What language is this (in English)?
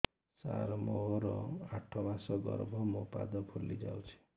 Odia